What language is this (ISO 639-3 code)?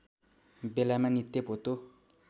nep